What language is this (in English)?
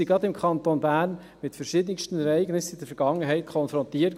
Swiss German